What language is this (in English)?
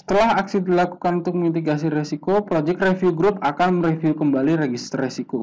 Indonesian